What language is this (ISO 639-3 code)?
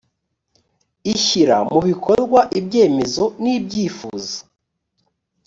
kin